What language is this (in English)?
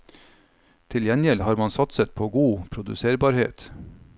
Norwegian